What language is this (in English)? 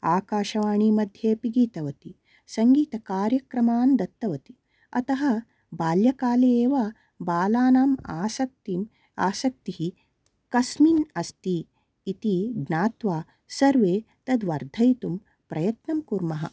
Sanskrit